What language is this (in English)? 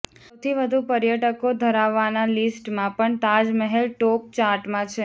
Gujarati